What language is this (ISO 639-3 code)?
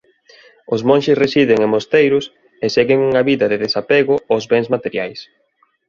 glg